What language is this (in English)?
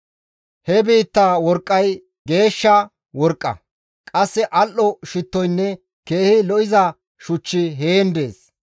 Gamo